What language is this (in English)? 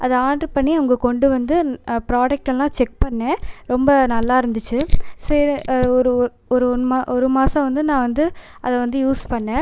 Tamil